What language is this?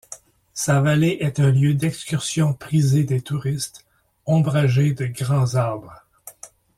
French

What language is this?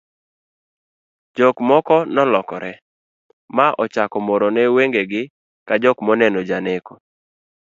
Luo (Kenya and Tanzania)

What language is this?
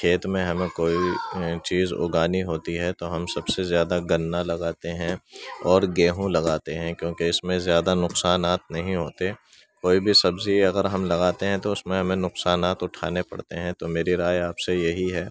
Urdu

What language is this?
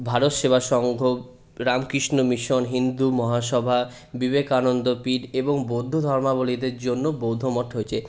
Bangla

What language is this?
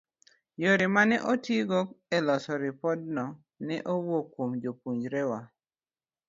Luo (Kenya and Tanzania)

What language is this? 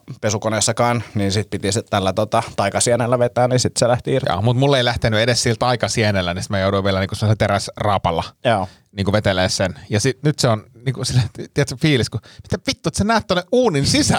Finnish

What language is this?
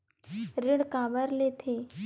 Chhattisgarhi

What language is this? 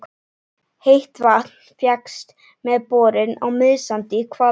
Icelandic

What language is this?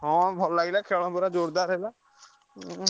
Odia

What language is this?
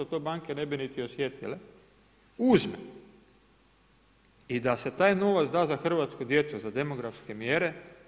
Croatian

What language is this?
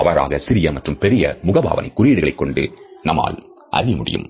Tamil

